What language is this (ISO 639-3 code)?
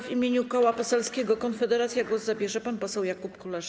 pol